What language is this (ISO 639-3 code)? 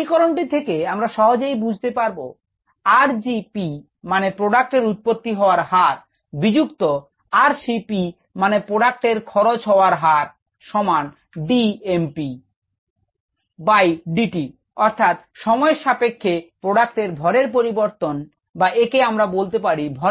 ben